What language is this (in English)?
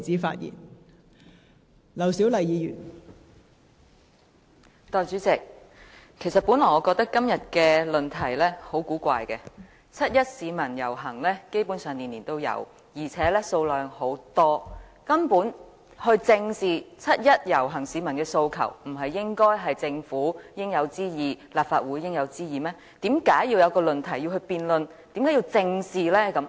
Cantonese